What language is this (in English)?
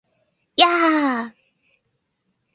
Japanese